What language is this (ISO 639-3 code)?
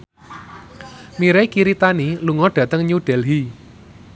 jav